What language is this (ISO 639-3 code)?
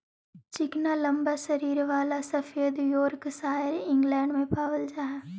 mag